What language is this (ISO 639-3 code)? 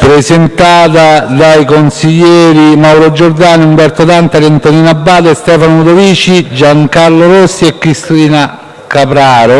ita